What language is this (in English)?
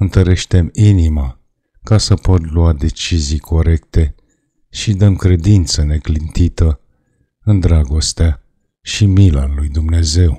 Romanian